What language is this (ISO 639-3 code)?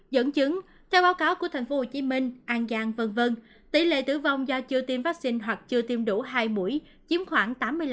vie